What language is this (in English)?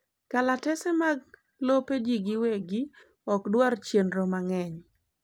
Luo (Kenya and Tanzania)